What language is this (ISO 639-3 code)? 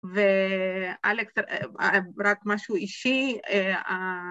heb